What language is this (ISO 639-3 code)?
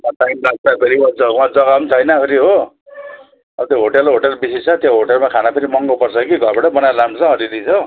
nep